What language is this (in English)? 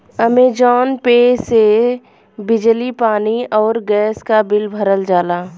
Bhojpuri